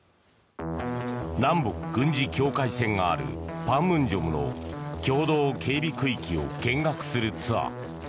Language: Japanese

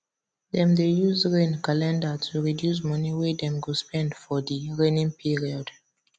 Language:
Nigerian Pidgin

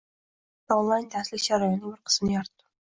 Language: Uzbek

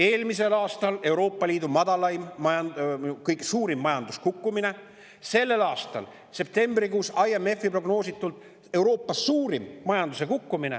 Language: Estonian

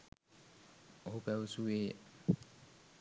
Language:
Sinhala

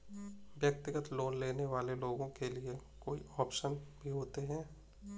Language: Hindi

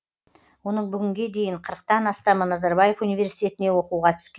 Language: Kazakh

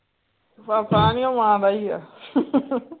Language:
Punjabi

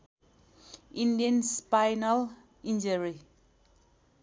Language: Nepali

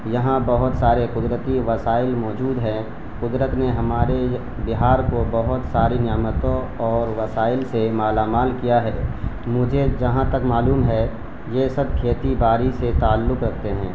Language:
Urdu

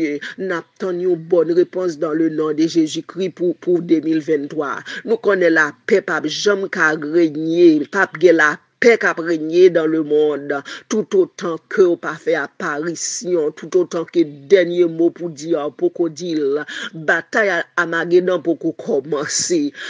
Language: French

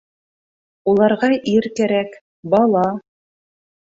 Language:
Bashkir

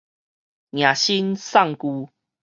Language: Min Nan Chinese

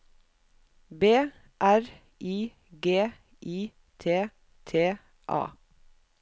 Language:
Norwegian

